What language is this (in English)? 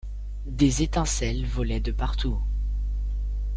French